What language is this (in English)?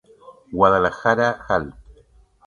Spanish